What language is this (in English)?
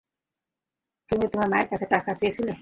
Bangla